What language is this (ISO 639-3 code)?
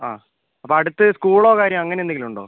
mal